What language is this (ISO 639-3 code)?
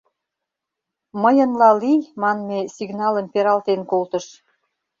chm